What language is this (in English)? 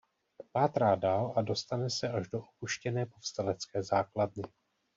Czech